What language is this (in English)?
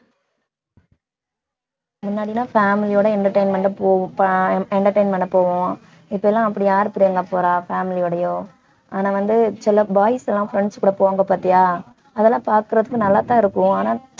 Tamil